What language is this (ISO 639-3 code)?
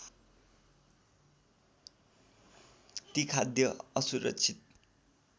nep